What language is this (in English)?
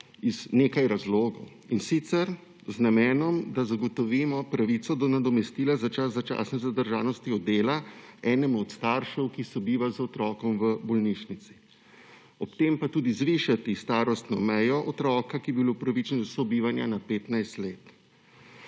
Slovenian